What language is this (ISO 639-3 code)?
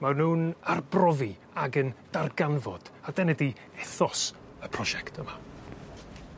cym